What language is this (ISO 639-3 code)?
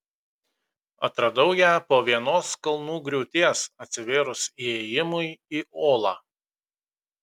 lit